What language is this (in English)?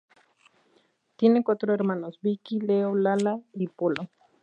Spanish